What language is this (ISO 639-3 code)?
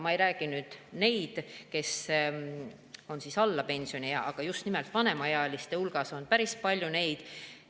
est